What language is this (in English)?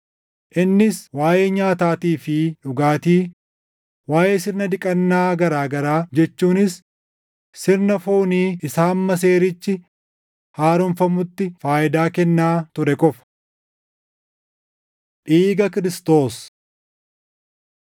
Oromo